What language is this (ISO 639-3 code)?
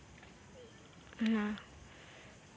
sat